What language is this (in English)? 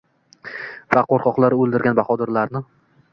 Uzbek